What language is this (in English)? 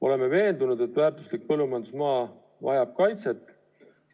Estonian